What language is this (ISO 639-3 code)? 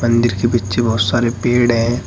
hin